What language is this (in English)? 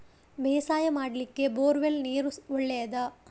Kannada